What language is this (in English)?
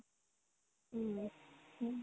Assamese